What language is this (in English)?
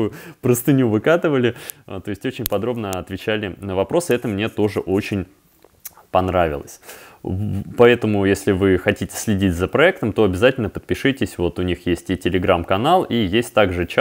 Russian